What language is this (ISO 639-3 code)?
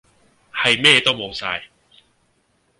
yue